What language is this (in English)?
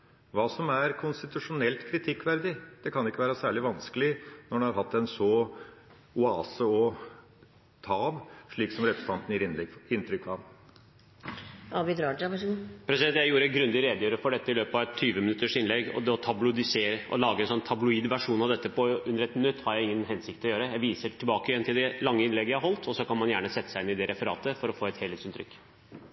Norwegian Bokmål